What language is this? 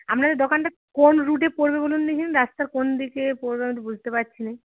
Bangla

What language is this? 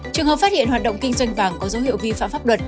Vietnamese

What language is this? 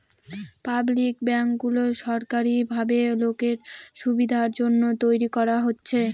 Bangla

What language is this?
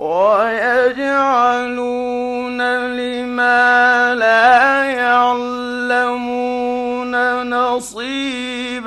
Arabic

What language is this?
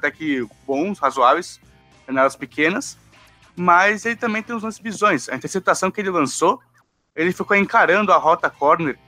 Portuguese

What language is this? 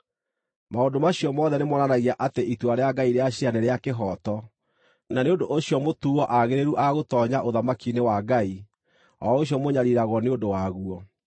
Kikuyu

